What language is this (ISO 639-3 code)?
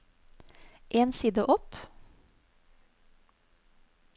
nor